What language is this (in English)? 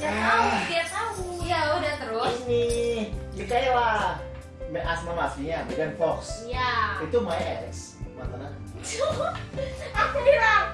Indonesian